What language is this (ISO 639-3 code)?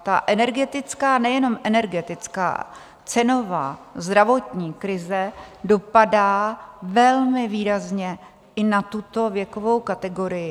ces